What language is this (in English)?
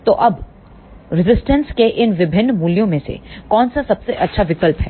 Hindi